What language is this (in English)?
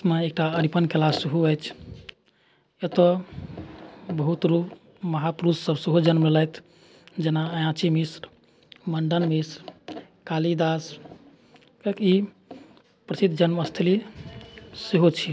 Maithili